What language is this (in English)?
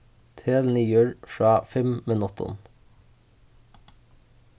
Faroese